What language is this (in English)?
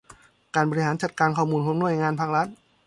Thai